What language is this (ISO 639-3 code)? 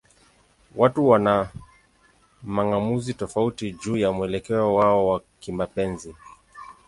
swa